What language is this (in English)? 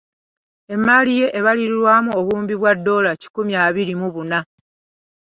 Ganda